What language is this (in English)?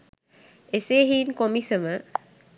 Sinhala